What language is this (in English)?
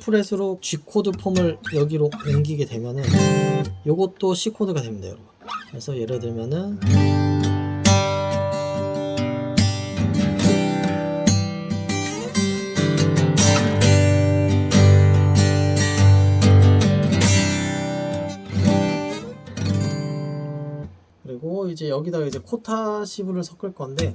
Korean